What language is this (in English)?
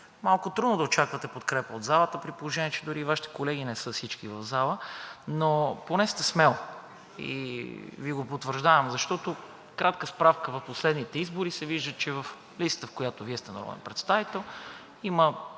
Bulgarian